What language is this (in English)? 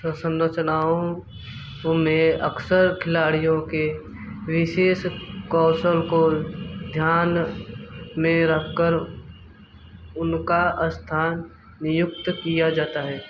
Hindi